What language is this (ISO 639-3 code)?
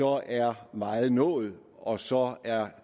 dan